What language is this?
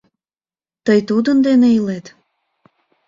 Mari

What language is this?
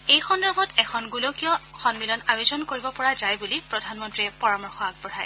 Assamese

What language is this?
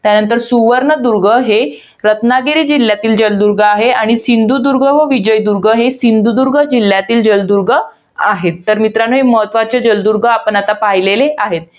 Marathi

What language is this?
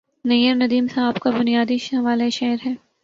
Urdu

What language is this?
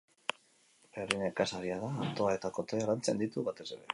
Basque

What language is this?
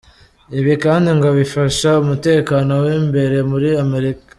Kinyarwanda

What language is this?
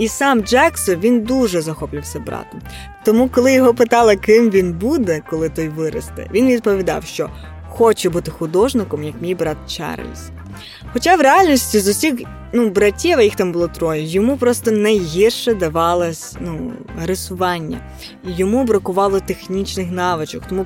Ukrainian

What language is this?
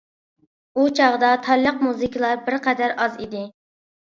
Uyghur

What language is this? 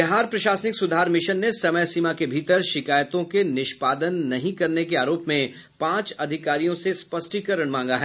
Hindi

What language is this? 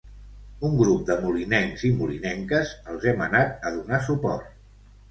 Catalan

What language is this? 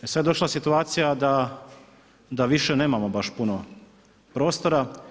Croatian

